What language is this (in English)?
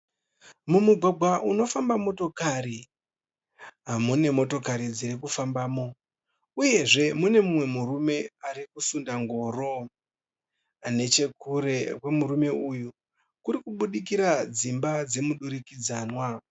Shona